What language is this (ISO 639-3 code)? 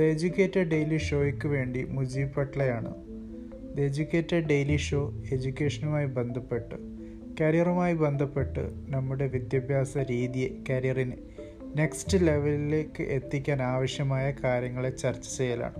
mal